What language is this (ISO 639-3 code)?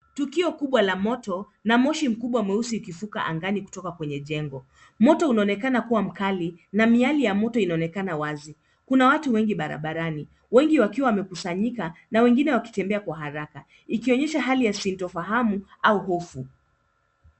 swa